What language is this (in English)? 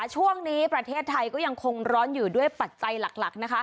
Thai